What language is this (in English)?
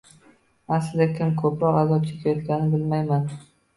Uzbek